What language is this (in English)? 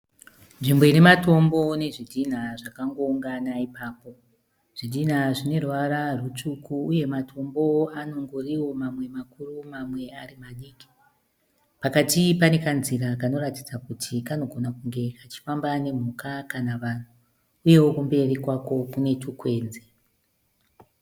Shona